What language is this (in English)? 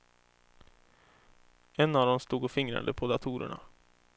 Swedish